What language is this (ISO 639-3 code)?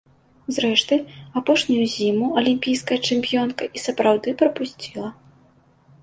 bel